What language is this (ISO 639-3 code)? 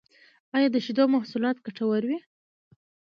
pus